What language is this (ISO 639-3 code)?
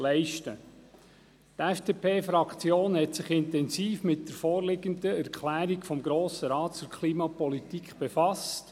gsw